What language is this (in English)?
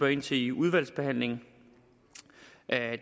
Danish